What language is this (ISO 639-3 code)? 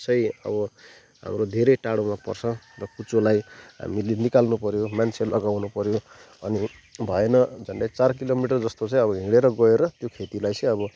nep